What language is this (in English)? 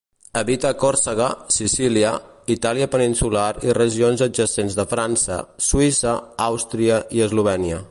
Catalan